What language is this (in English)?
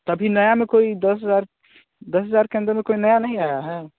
Hindi